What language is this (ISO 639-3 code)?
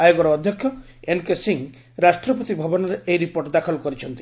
ori